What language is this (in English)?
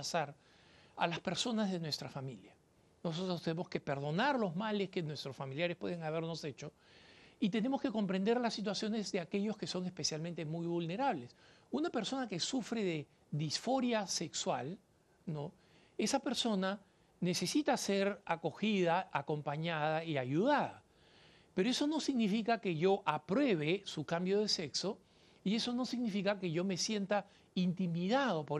Spanish